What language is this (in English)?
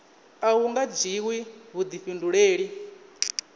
Venda